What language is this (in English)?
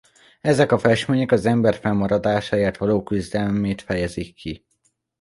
Hungarian